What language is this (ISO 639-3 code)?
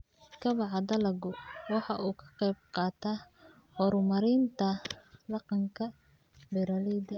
som